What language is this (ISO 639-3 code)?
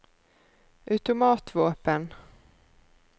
nor